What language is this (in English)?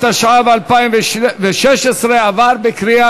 Hebrew